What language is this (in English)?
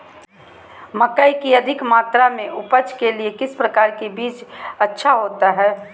Magahi